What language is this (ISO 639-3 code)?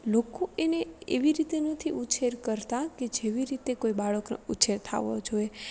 guj